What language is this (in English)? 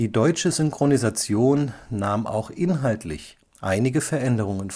German